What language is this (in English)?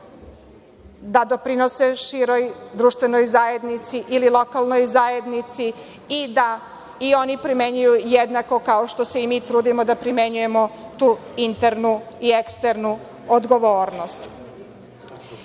Serbian